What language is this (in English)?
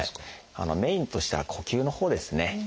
Japanese